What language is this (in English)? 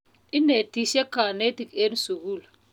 Kalenjin